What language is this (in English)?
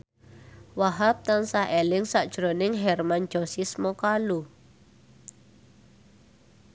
Javanese